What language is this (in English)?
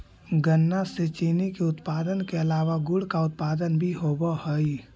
Magahi